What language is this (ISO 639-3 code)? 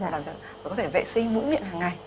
vie